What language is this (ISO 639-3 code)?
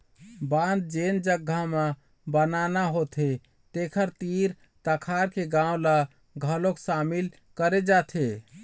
hne